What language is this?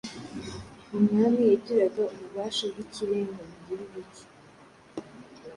Kinyarwanda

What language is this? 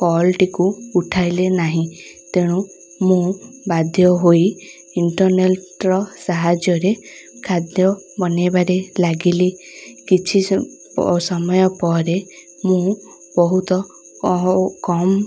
Odia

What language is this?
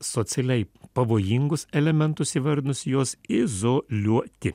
Lithuanian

